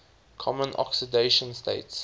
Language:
English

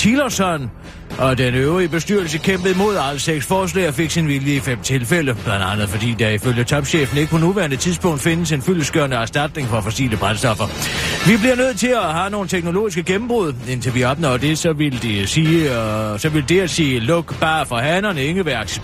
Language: Danish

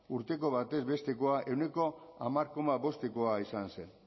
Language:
Basque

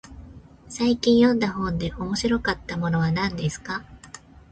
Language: Japanese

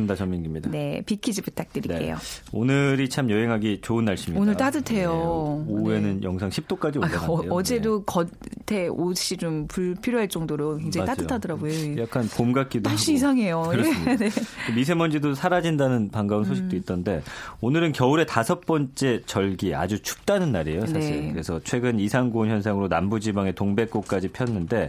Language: Korean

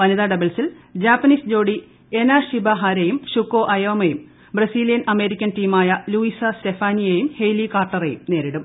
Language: Malayalam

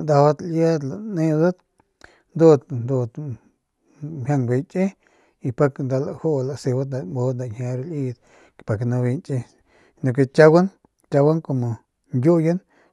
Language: Northern Pame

